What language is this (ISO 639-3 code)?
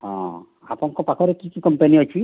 ori